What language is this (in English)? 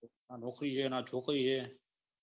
Gujarati